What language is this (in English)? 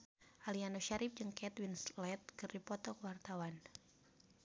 Sundanese